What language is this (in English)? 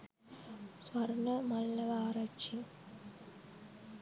Sinhala